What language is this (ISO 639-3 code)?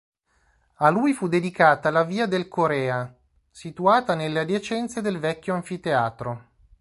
ita